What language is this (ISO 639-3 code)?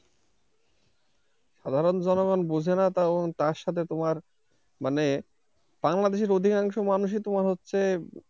ben